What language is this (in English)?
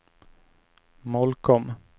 Swedish